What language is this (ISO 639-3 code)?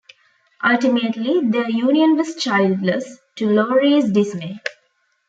eng